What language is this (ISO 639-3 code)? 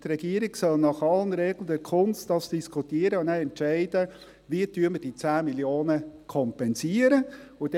gsw